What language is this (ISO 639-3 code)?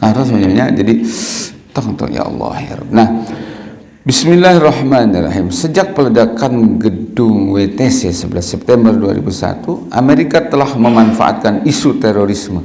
ind